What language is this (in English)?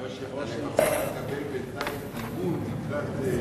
Hebrew